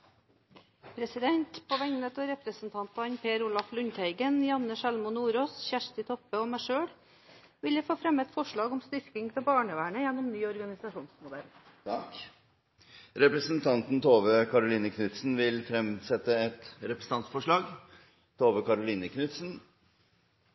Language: Norwegian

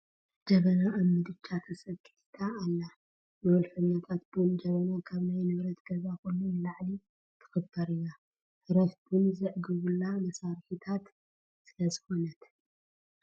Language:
Tigrinya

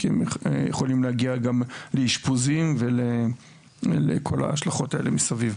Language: Hebrew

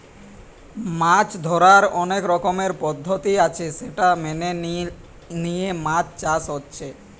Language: Bangla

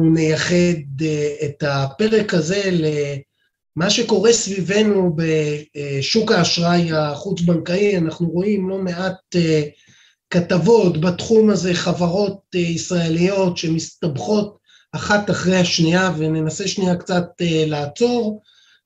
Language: Hebrew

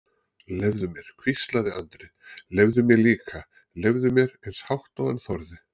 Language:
Icelandic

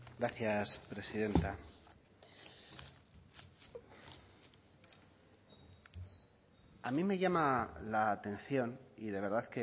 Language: Spanish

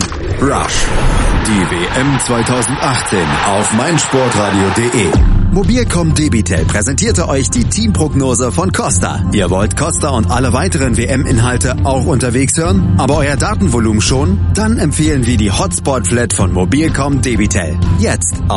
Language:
German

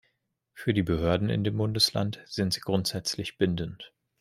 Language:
German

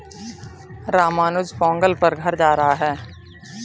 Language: Hindi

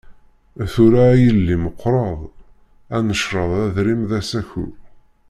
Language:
Kabyle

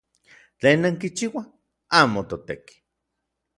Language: Orizaba Nahuatl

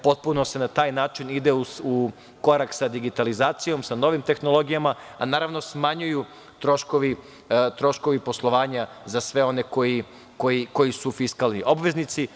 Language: Serbian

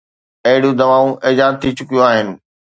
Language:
Sindhi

